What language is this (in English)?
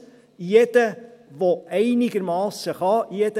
Swiss German